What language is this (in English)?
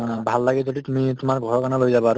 Assamese